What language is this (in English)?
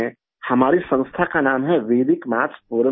Hindi